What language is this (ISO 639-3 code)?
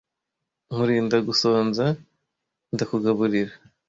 kin